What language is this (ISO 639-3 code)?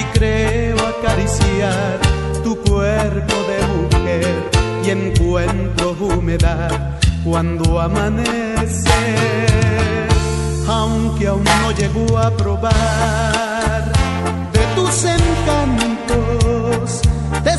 ron